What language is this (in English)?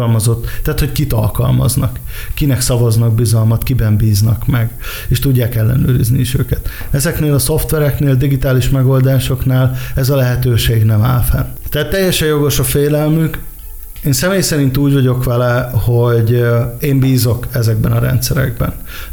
Hungarian